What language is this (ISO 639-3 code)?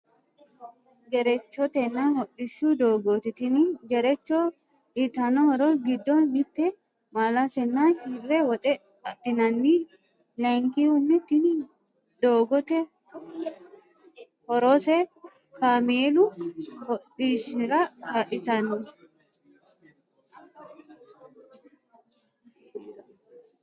sid